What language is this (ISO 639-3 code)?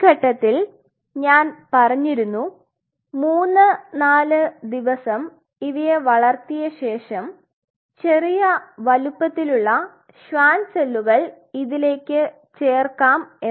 mal